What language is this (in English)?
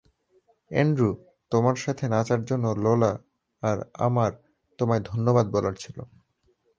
Bangla